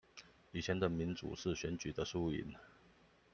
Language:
Chinese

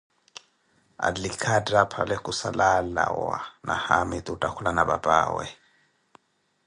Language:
Koti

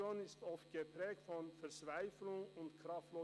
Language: Swiss German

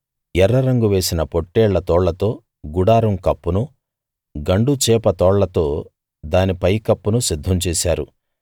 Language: Telugu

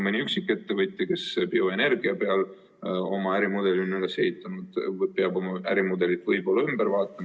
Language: Estonian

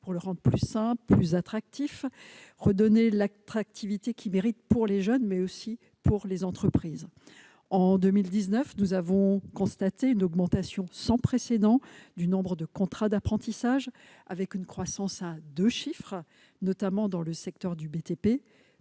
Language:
French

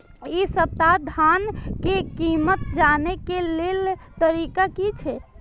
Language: Maithili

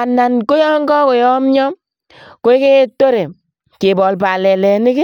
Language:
Kalenjin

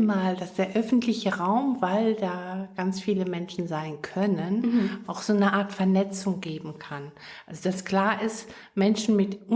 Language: German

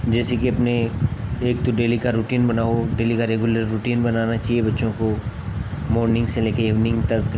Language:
Hindi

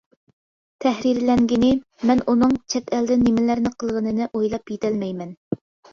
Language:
Uyghur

